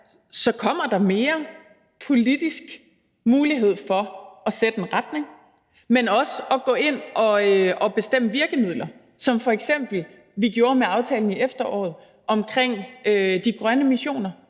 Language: Danish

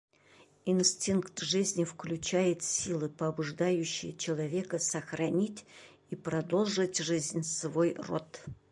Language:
Bashkir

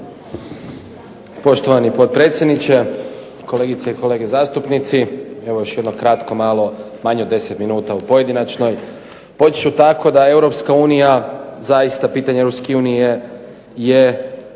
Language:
Croatian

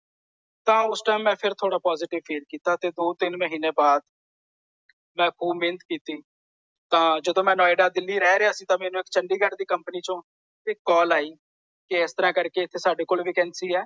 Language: Punjabi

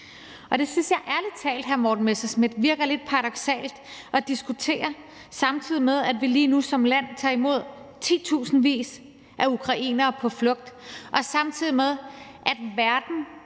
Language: Danish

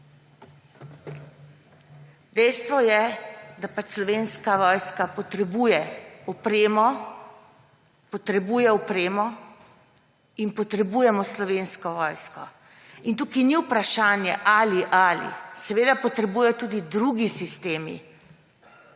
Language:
Slovenian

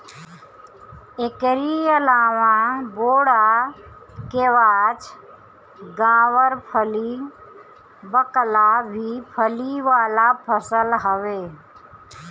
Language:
Bhojpuri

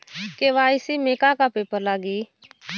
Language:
Bhojpuri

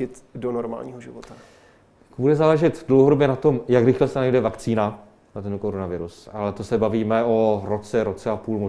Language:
Czech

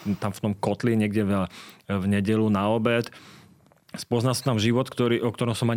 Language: Slovak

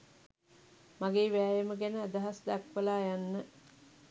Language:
Sinhala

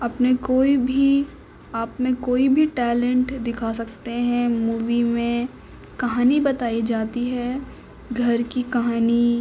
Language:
Urdu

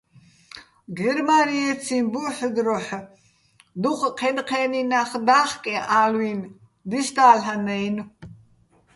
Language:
Bats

